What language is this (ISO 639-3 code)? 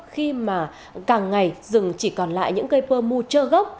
vie